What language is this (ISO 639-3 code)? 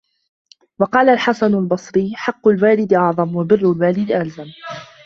ara